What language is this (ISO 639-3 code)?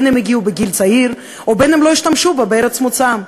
heb